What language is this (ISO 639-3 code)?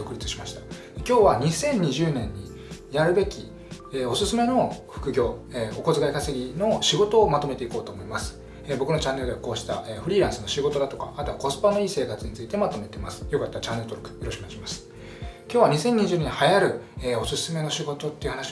jpn